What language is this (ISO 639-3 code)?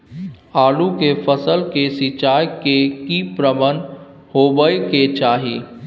mai